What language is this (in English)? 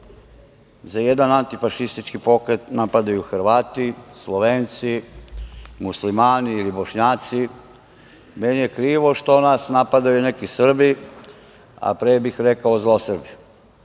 Serbian